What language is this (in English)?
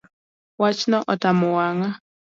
Luo (Kenya and Tanzania)